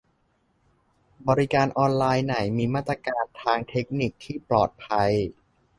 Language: Thai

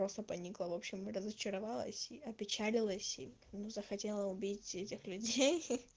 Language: Russian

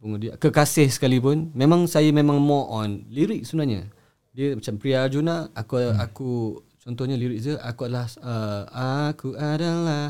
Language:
Malay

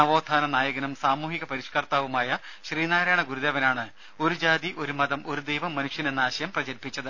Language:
Malayalam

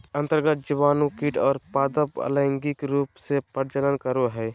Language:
Magahi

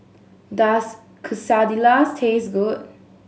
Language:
English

